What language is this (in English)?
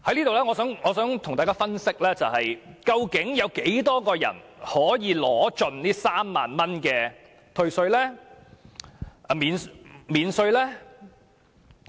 Cantonese